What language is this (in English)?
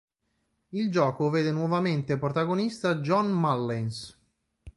Italian